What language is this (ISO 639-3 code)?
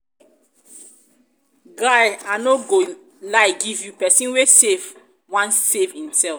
pcm